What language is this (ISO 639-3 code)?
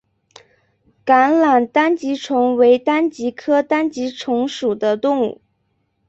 zho